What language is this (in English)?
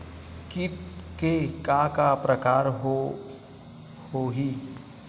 Chhattisgarhi